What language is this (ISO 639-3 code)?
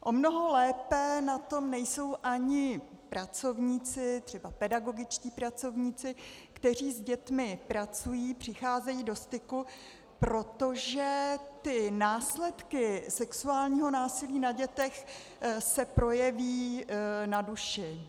ces